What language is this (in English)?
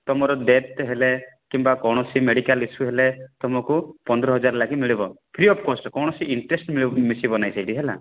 Odia